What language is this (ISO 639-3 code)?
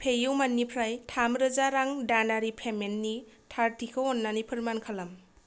brx